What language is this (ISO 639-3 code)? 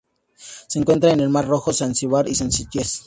spa